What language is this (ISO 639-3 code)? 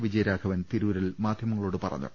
mal